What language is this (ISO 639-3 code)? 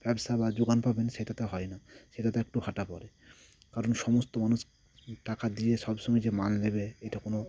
ben